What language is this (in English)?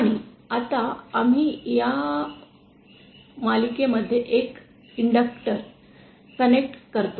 Marathi